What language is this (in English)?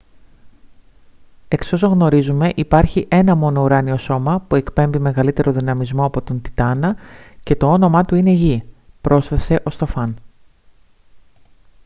Greek